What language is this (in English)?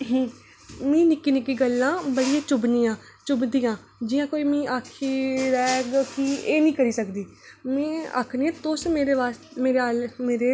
Dogri